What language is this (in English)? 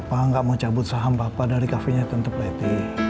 Indonesian